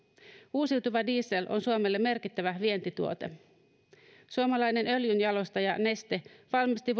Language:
Finnish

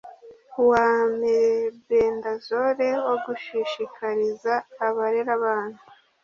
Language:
Kinyarwanda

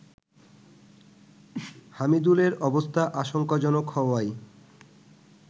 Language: Bangla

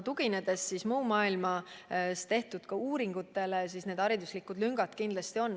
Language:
Estonian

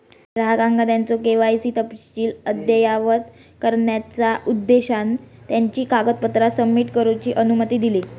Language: Marathi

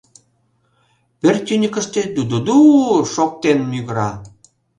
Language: Mari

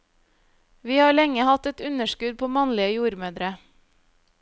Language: Norwegian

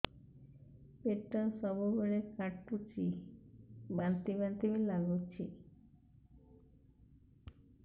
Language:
Odia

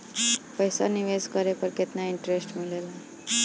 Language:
Bhojpuri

